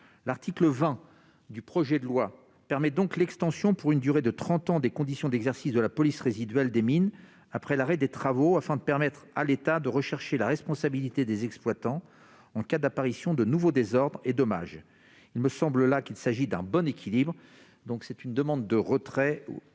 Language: French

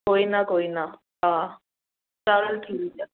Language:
Punjabi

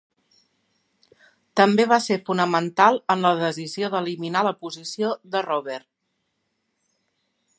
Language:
Catalan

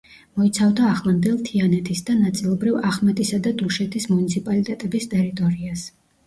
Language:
Georgian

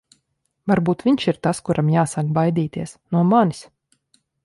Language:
Latvian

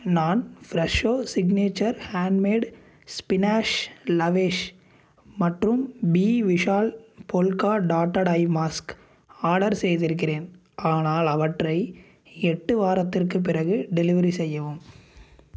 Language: Tamil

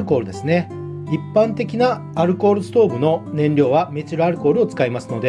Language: Japanese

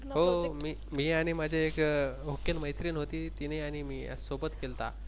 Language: Marathi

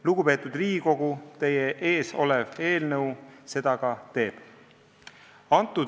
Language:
Estonian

